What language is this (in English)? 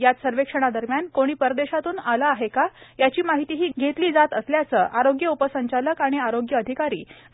Marathi